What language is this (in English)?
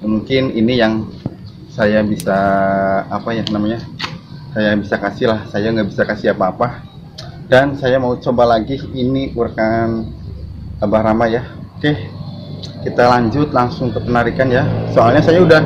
Indonesian